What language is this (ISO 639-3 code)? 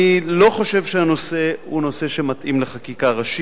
heb